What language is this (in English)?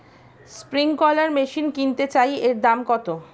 Bangla